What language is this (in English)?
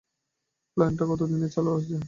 Bangla